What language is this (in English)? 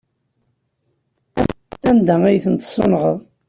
Kabyle